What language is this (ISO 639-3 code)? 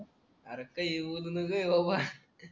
mar